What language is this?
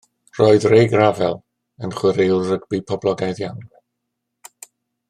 Welsh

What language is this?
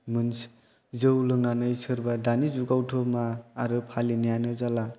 Bodo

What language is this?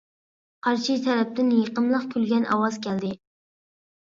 Uyghur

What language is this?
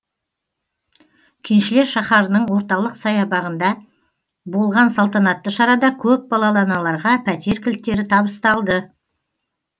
Kazakh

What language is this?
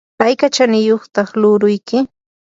Yanahuanca Pasco Quechua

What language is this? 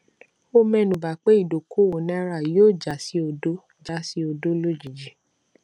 Yoruba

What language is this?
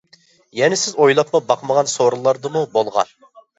Uyghur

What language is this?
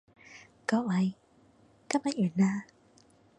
Cantonese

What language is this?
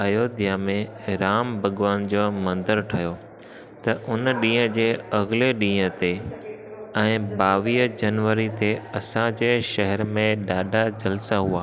Sindhi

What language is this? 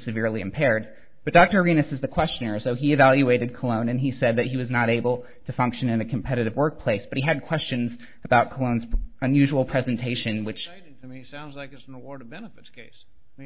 English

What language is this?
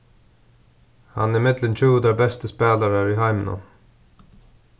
Faroese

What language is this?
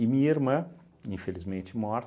Portuguese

